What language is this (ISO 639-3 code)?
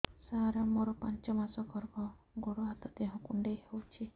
ori